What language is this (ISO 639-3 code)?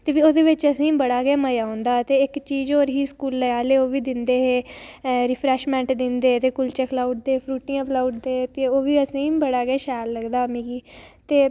doi